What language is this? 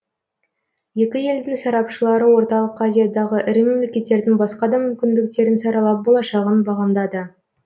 Kazakh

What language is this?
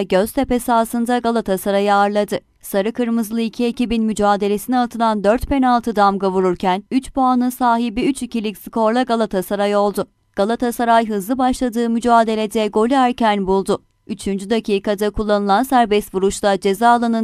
Turkish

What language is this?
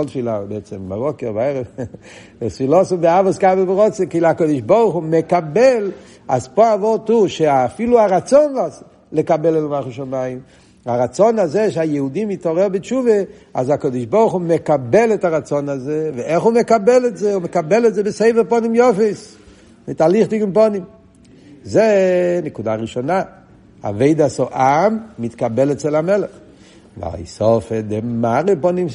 Hebrew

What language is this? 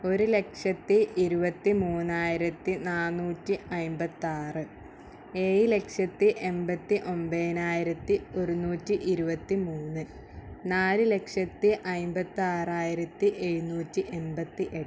Malayalam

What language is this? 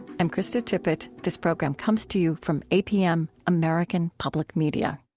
English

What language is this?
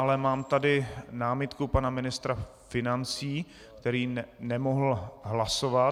Czech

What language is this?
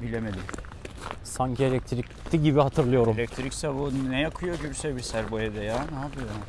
Turkish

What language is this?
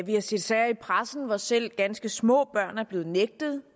Danish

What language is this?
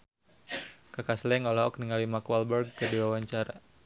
Sundanese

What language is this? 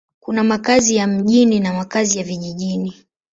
Swahili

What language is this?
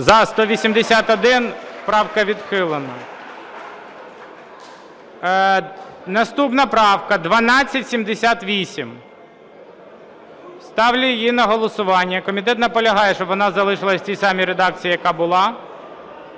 Ukrainian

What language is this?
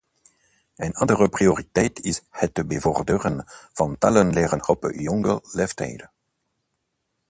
Dutch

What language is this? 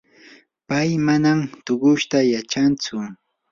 Yanahuanca Pasco Quechua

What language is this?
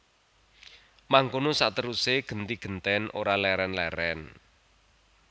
Javanese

